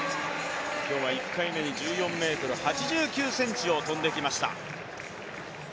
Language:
Japanese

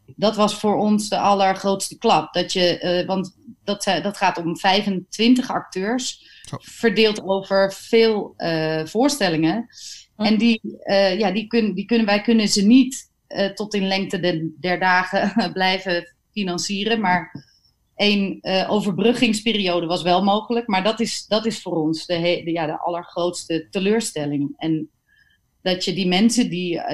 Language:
Dutch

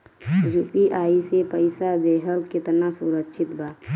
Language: Bhojpuri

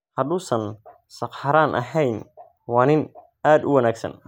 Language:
Somali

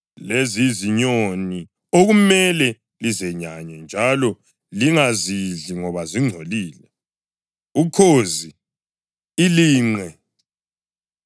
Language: North Ndebele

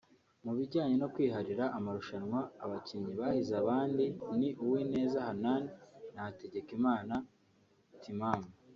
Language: Kinyarwanda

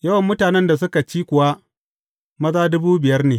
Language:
Hausa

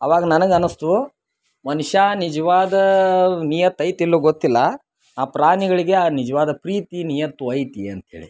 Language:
Kannada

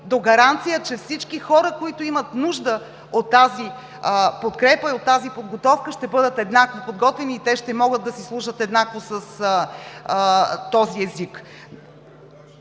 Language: Bulgarian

